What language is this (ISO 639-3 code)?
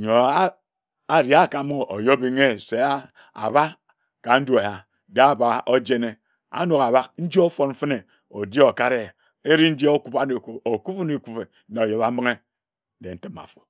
etu